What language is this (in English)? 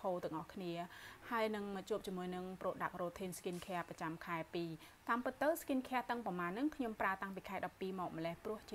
Thai